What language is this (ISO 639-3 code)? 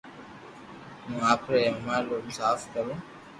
lrk